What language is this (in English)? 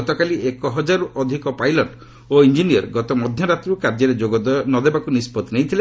Odia